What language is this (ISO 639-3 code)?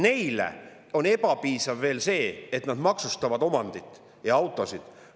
est